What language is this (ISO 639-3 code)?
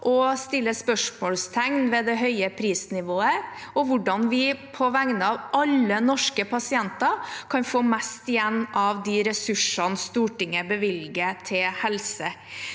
nor